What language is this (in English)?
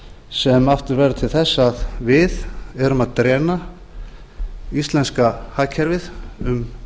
Icelandic